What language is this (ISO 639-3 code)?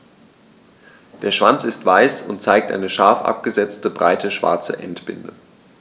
deu